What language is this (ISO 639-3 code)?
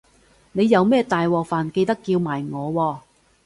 yue